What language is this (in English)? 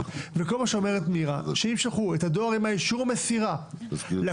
Hebrew